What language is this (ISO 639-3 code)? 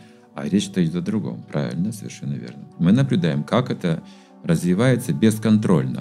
rus